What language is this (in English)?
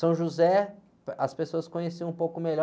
Portuguese